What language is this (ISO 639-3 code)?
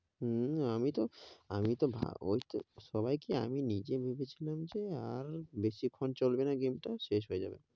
ben